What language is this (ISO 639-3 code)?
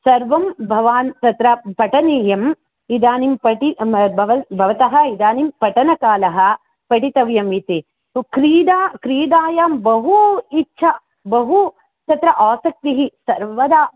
san